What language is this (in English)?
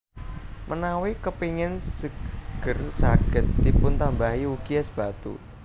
Javanese